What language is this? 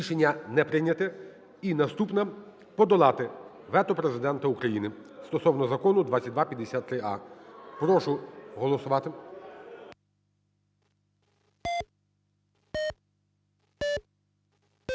Ukrainian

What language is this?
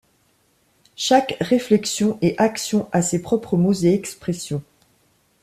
French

